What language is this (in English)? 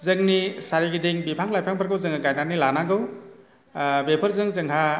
Bodo